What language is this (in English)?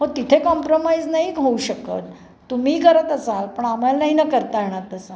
Marathi